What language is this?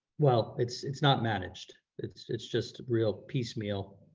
English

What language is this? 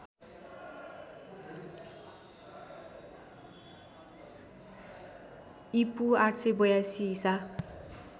Nepali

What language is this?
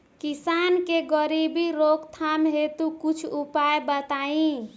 Bhojpuri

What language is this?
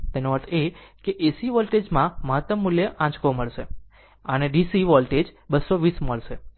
Gujarati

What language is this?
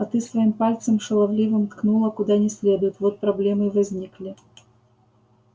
Russian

